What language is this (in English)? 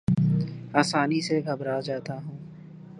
Urdu